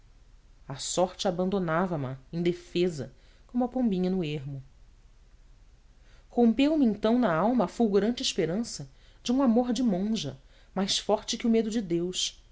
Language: Portuguese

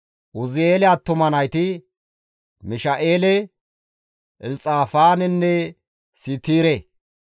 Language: Gamo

